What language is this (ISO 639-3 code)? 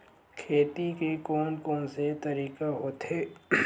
hne